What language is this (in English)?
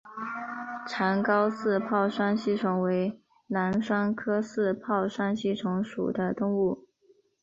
Chinese